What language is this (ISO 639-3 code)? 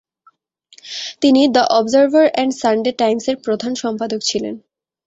ben